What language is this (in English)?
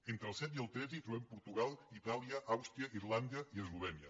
Catalan